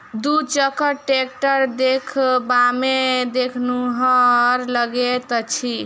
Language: Maithili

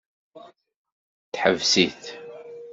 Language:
Kabyle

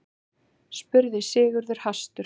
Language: Icelandic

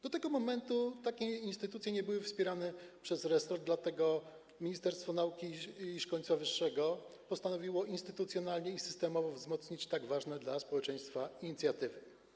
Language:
Polish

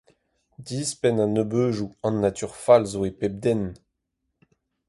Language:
Breton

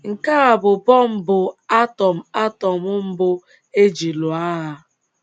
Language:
Igbo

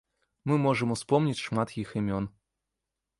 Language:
Belarusian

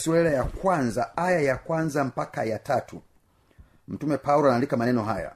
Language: Swahili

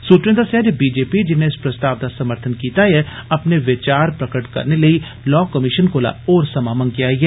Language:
Dogri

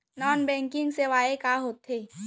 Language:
Chhattisgarhi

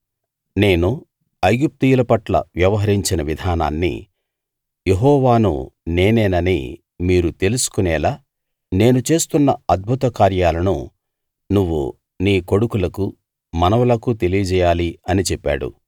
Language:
Telugu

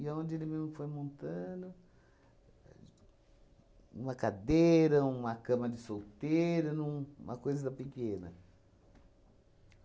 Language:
Portuguese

